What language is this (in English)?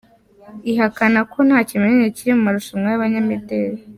Kinyarwanda